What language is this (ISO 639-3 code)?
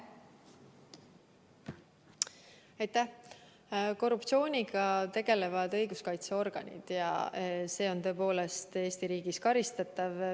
est